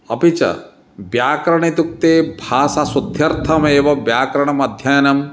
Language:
Sanskrit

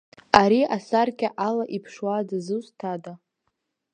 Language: Abkhazian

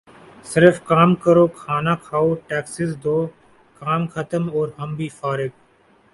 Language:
Urdu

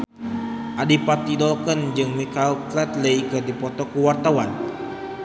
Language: Sundanese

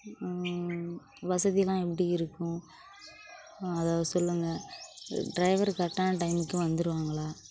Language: Tamil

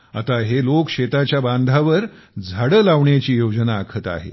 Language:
Marathi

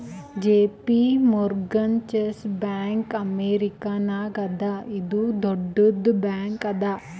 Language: Kannada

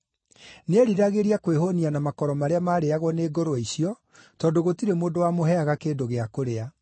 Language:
Kikuyu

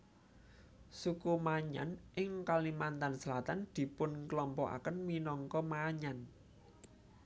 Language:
Javanese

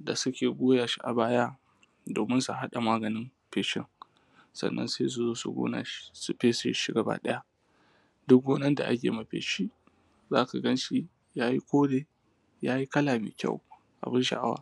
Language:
Hausa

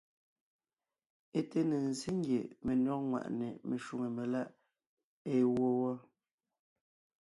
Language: Ngiemboon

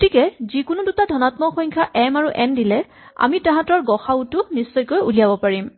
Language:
Assamese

